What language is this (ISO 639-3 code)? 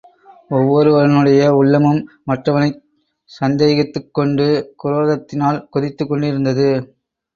tam